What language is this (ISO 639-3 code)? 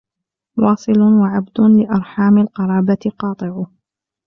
ara